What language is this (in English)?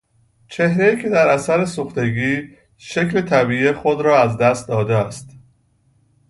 Persian